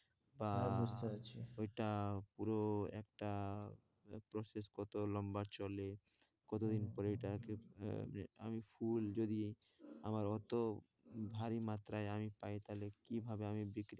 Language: Bangla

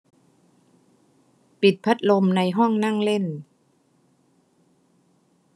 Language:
Thai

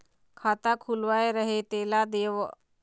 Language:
Chhattisgarhi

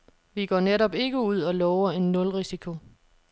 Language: Danish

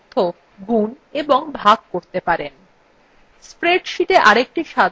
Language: Bangla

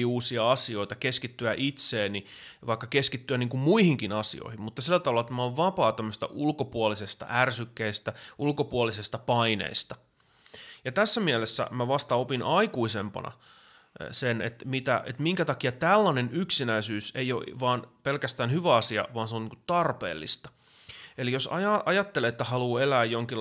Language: Finnish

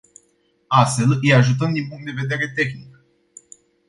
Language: Romanian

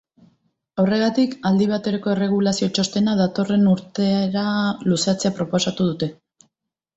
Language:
Basque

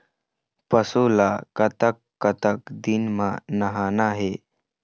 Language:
Chhattisgarhi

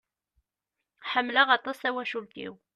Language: Kabyle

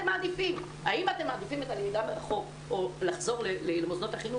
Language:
Hebrew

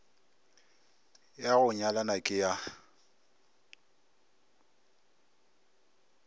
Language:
Northern Sotho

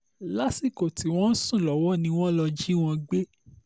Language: Yoruba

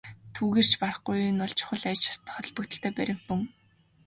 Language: Mongolian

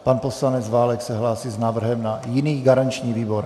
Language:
Czech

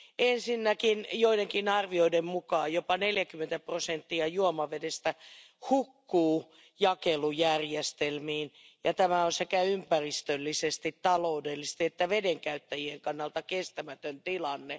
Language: Finnish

